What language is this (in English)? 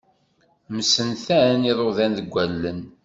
Kabyle